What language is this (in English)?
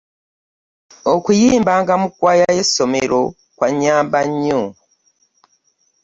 Ganda